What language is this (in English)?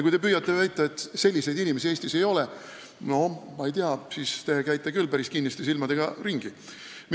Estonian